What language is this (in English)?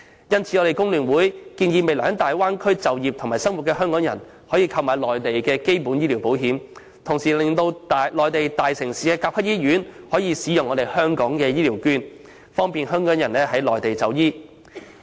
Cantonese